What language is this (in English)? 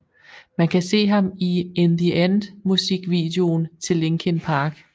Danish